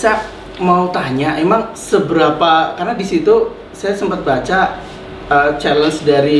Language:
Indonesian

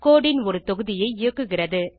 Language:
Tamil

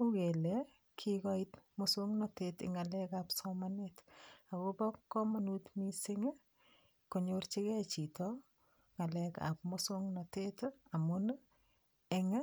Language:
Kalenjin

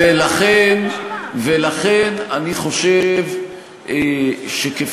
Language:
Hebrew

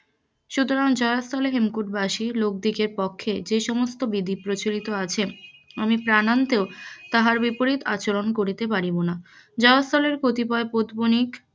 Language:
Bangla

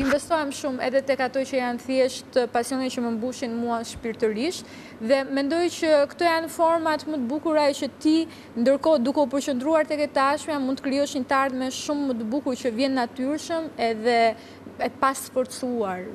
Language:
Romanian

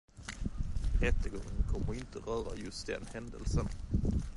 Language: Swedish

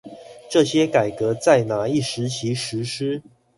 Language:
Chinese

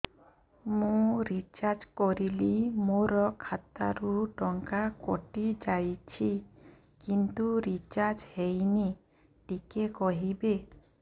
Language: Odia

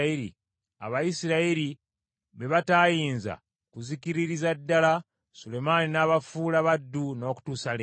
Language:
Ganda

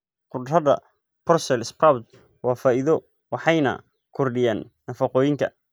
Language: Somali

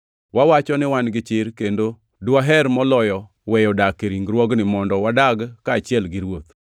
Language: Luo (Kenya and Tanzania)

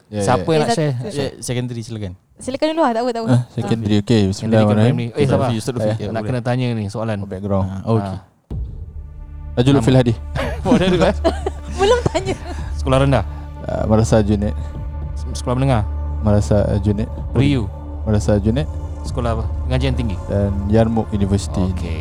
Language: Malay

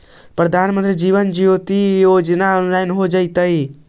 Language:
Magahi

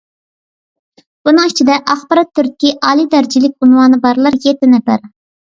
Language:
Uyghur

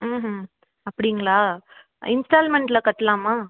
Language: Tamil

